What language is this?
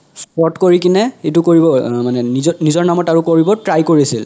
Assamese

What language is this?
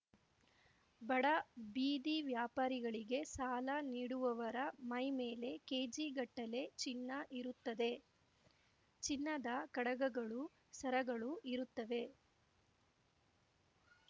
Kannada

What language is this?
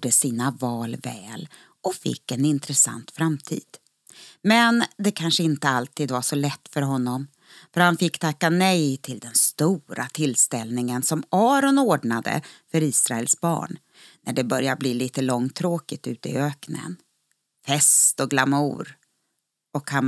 Swedish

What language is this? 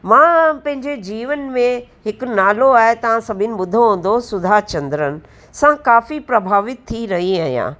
Sindhi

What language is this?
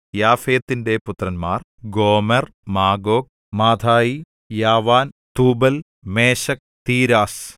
Malayalam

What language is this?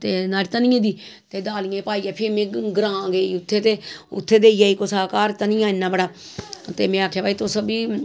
Dogri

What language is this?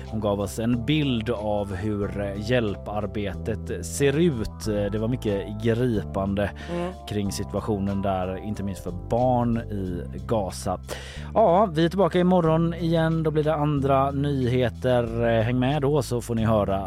Swedish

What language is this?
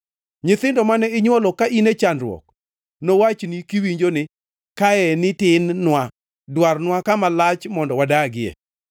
Luo (Kenya and Tanzania)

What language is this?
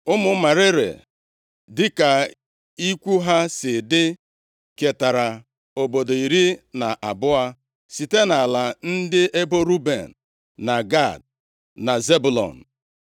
Igbo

